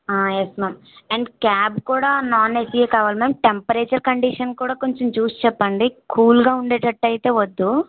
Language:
Telugu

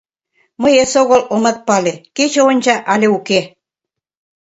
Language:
Mari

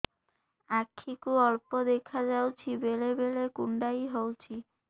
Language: Odia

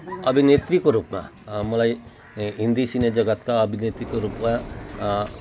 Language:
Nepali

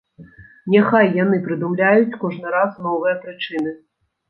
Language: Belarusian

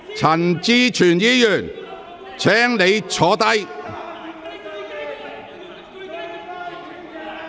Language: Cantonese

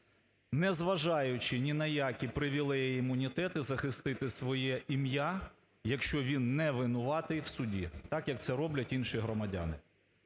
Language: Ukrainian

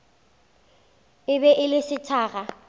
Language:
Northern Sotho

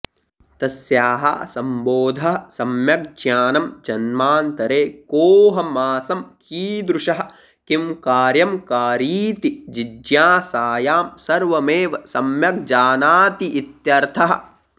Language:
Sanskrit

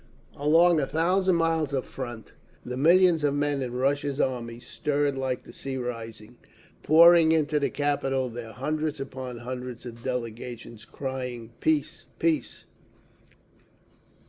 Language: English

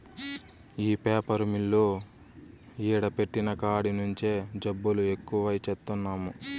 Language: Telugu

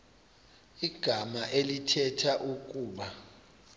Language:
Xhosa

